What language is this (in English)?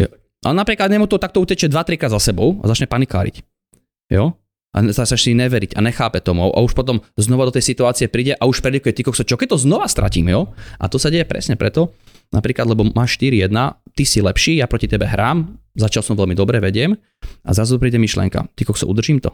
Slovak